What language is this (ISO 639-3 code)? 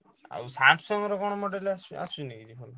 ori